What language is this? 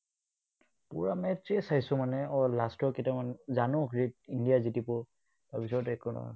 Assamese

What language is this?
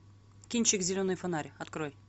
Russian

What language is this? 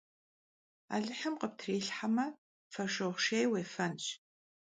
Kabardian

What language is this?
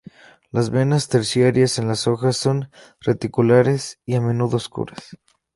Spanish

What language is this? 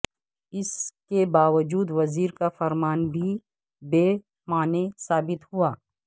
Urdu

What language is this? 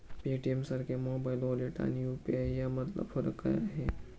Marathi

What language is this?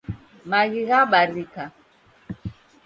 Taita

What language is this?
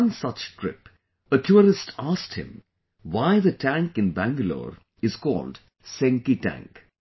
English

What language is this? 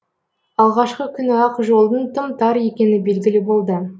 Kazakh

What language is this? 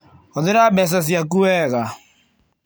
Kikuyu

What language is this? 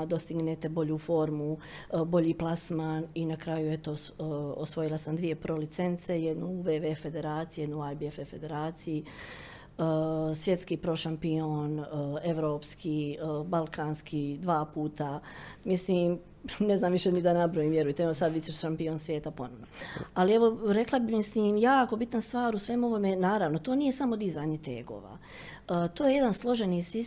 Croatian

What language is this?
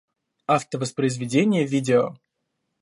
Russian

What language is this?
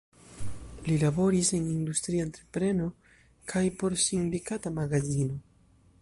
Esperanto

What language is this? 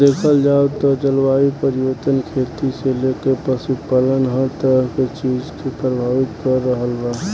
Bhojpuri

